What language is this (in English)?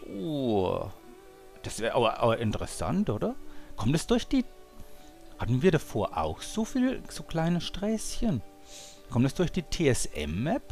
German